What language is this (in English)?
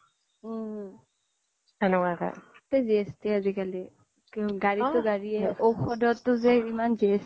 Assamese